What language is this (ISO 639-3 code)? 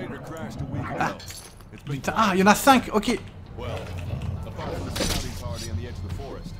fra